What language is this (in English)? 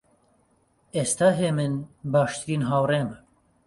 Central Kurdish